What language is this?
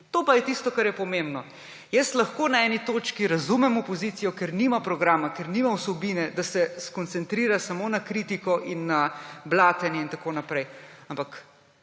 Slovenian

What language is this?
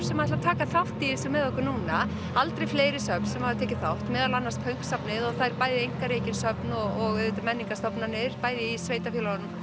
Icelandic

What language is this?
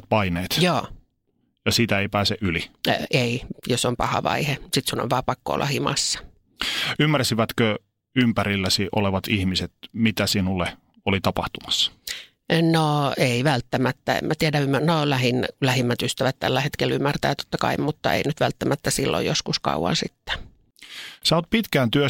Finnish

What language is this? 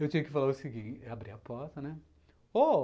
Portuguese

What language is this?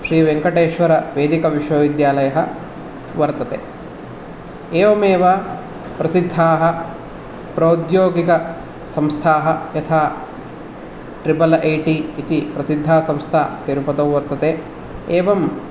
Sanskrit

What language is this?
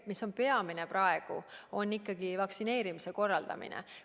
Estonian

